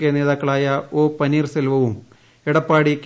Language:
Malayalam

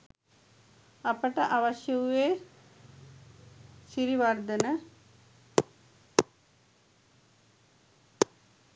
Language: Sinhala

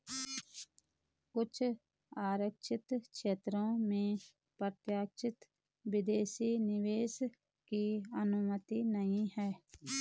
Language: Hindi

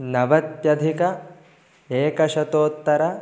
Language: Sanskrit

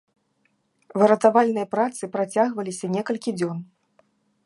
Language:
Belarusian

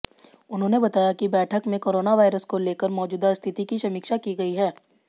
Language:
Hindi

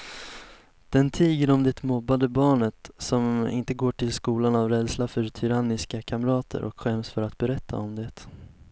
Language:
Swedish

